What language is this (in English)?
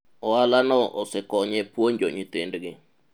Luo (Kenya and Tanzania)